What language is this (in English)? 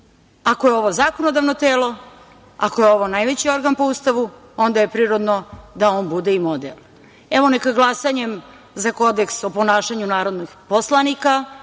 Serbian